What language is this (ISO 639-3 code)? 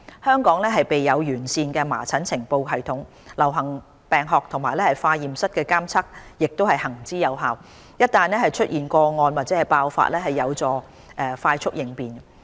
yue